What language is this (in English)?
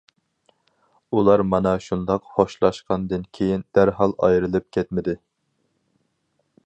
Uyghur